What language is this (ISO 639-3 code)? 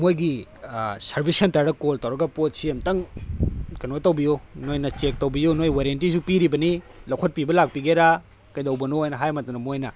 mni